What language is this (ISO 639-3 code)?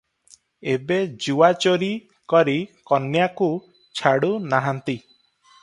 ori